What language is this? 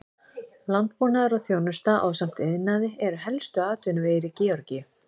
Icelandic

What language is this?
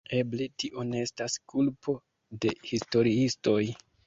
Esperanto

